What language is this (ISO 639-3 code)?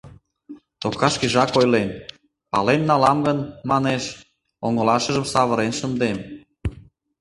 chm